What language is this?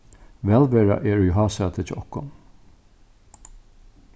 Faroese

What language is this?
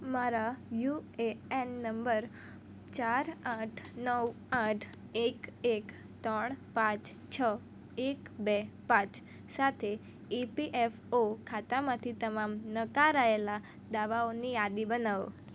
Gujarati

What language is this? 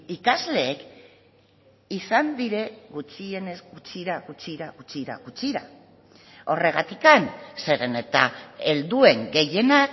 Basque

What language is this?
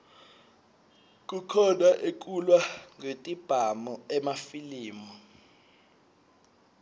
Swati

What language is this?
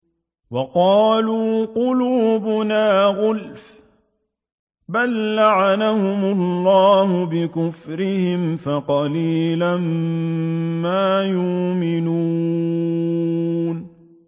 Arabic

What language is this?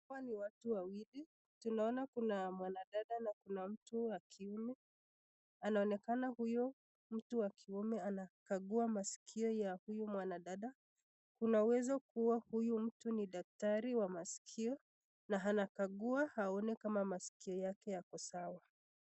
Swahili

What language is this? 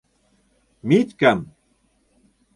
Mari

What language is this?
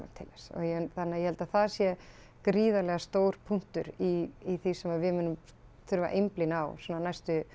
Icelandic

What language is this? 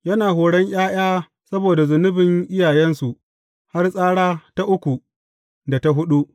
Hausa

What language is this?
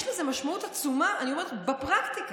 Hebrew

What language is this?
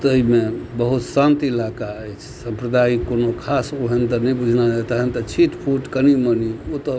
Maithili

